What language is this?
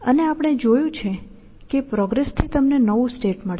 Gujarati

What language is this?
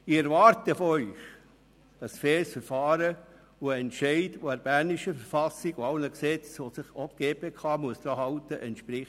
Swiss German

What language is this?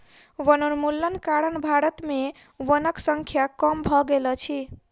Maithili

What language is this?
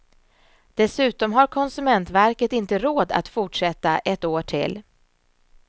Swedish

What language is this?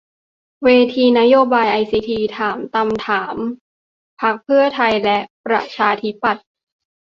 Thai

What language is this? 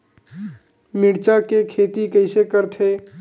Chhattisgarhi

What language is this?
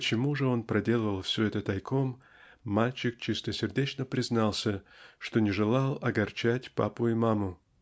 Russian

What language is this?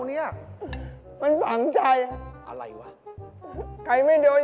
Thai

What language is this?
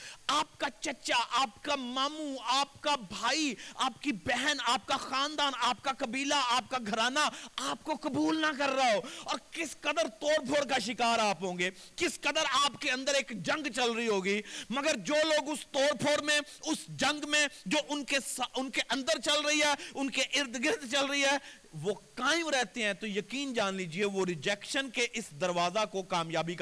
Urdu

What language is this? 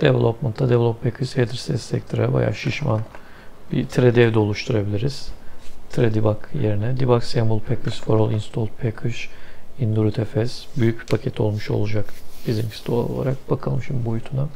Turkish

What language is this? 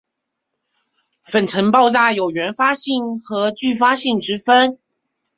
Chinese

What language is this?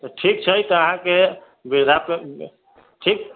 Maithili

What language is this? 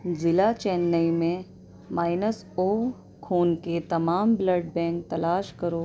Urdu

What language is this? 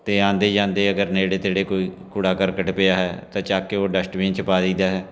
Punjabi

